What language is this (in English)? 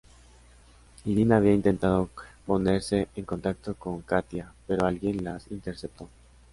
Spanish